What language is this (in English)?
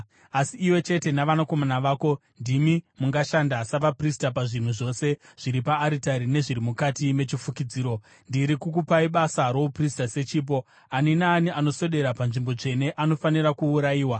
Shona